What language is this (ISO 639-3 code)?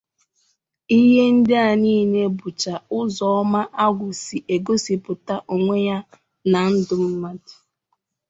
ibo